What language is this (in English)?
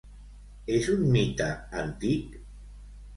Catalan